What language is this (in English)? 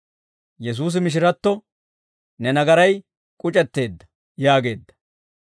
Dawro